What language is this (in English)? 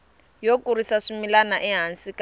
Tsonga